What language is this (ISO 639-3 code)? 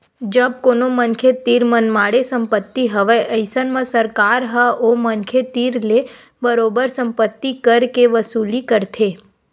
hne